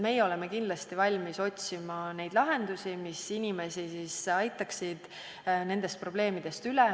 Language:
Estonian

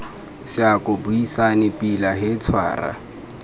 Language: Tswana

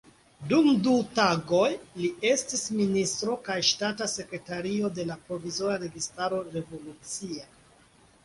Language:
Esperanto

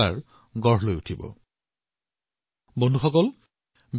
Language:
Assamese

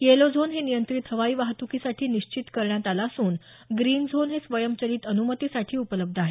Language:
Marathi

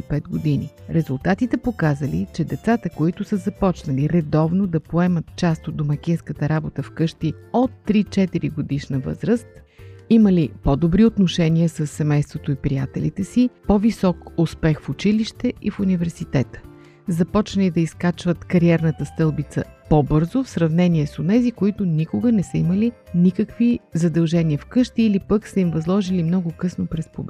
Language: Bulgarian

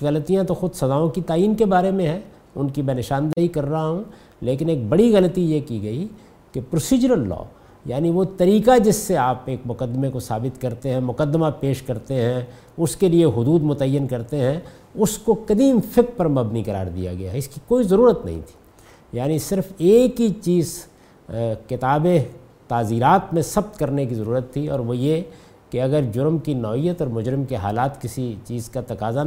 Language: Urdu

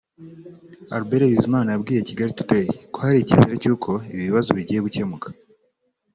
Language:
Kinyarwanda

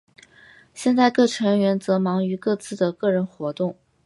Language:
Chinese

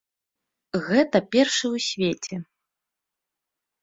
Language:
Belarusian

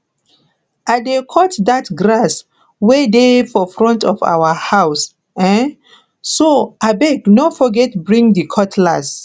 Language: Nigerian Pidgin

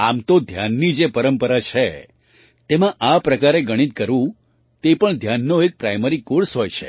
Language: Gujarati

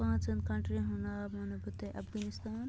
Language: Kashmiri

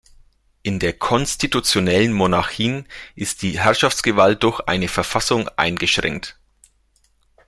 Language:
German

